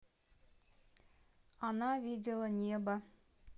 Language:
Russian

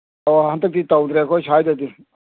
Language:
Manipuri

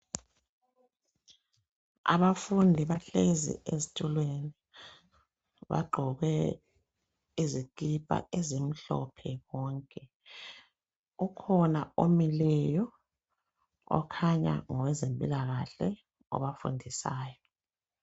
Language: North Ndebele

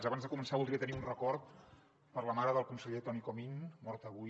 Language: Catalan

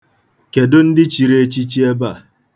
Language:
Igbo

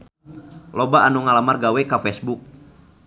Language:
Sundanese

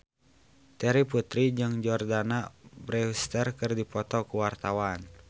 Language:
Sundanese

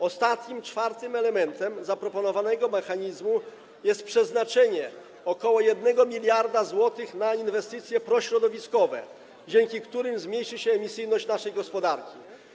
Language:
Polish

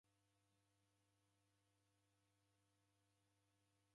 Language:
Taita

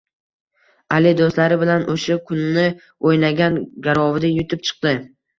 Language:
Uzbek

